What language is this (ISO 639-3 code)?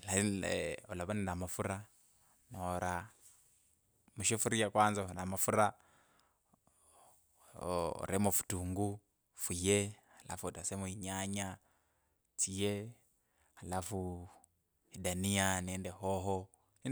lkb